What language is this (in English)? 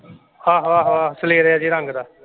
Punjabi